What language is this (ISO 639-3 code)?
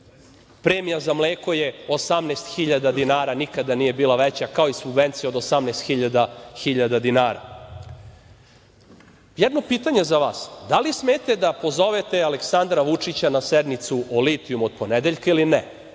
srp